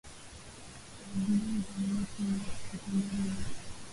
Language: Swahili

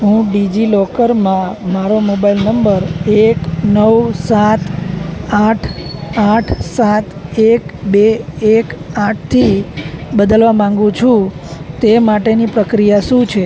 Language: Gujarati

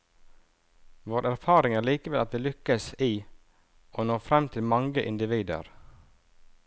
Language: Norwegian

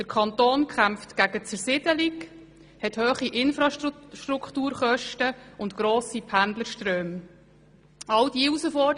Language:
Swiss German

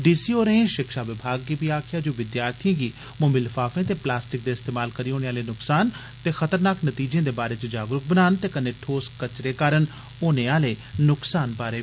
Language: Dogri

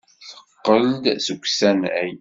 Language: Kabyle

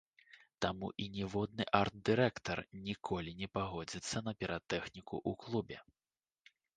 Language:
Belarusian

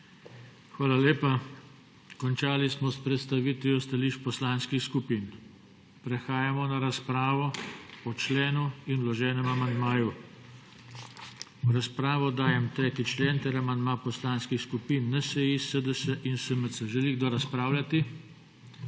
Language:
Slovenian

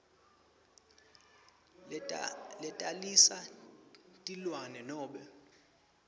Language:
Swati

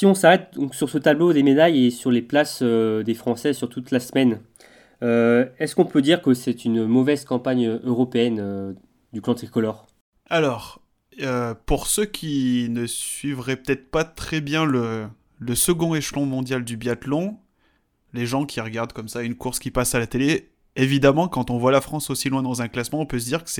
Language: French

